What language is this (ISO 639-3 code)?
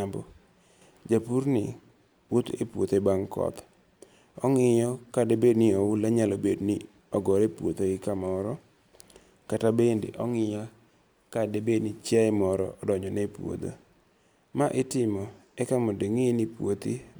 luo